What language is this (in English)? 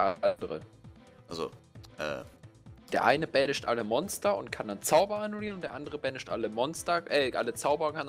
German